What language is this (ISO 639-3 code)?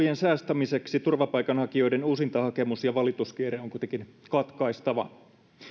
fin